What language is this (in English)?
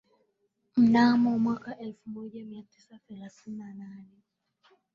Swahili